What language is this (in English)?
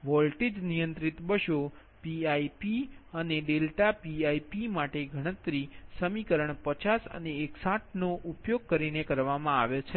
Gujarati